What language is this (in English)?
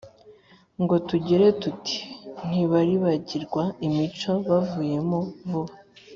Kinyarwanda